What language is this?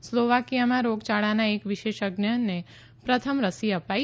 Gujarati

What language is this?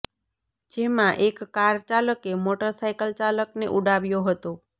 Gujarati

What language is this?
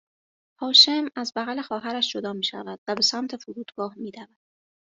Persian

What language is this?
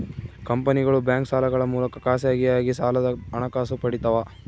Kannada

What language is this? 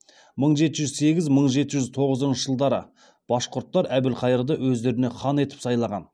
Kazakh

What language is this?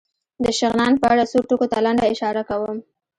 Pashto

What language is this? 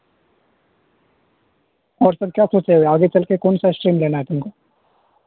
Urdu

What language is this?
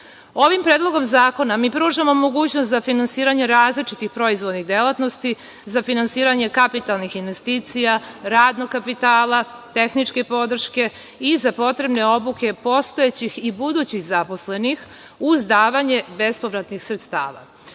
Serbian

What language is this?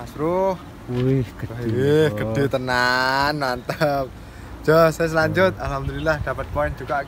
Indonesian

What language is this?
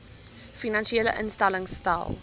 Afrikaans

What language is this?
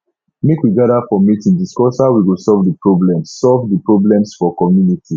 Nigerian Pidgin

